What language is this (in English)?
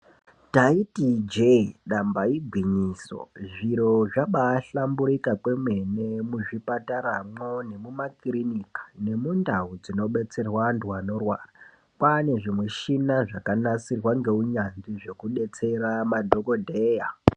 Ndau